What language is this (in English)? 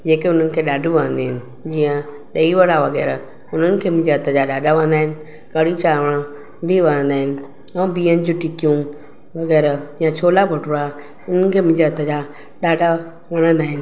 Sindhi